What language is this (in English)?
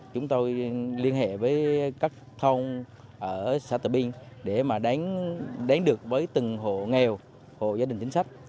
Vietnamese